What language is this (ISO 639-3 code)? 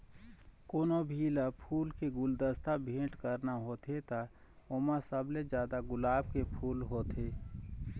hne